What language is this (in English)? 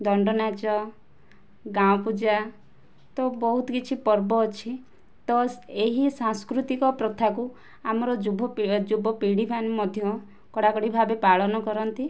Odia